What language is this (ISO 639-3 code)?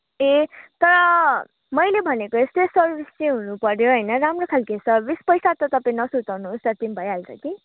nep